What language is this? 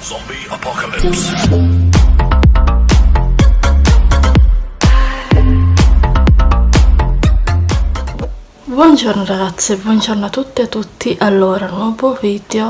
Italian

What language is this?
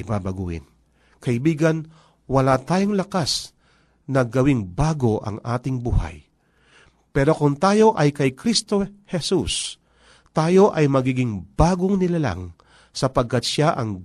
Filipino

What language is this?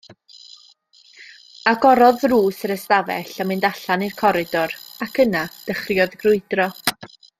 Welsh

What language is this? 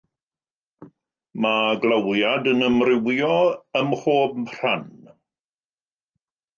Welsh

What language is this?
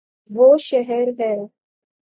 Urdu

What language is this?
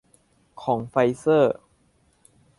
Thai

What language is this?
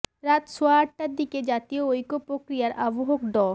Bangla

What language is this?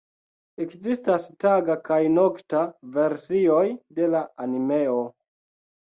Esperanto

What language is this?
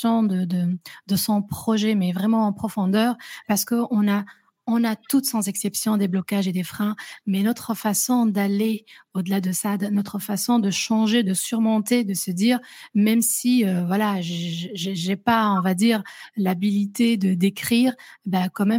French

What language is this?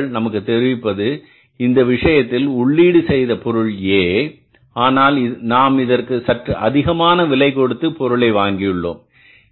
Tamil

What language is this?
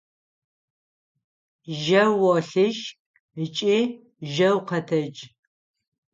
Adyghe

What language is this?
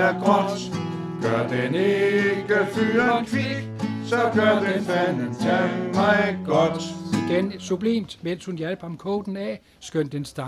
Danish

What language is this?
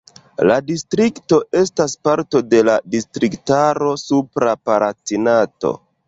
Esperanto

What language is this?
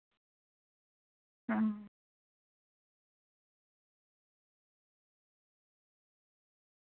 Dogri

